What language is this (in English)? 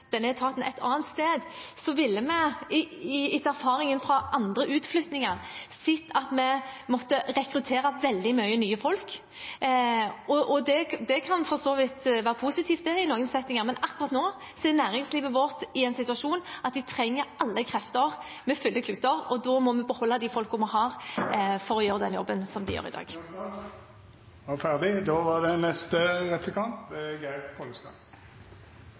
Norwegian